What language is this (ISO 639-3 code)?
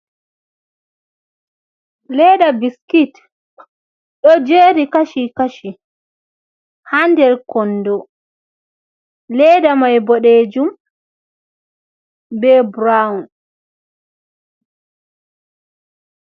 ful